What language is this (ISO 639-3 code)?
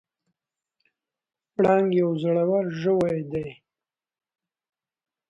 pus